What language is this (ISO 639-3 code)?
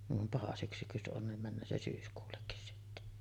fin